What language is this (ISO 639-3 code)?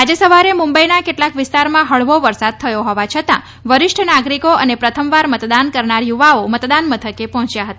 guj